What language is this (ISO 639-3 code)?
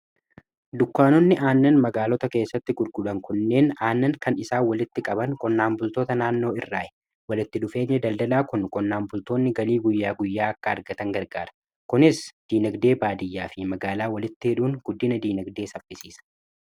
orm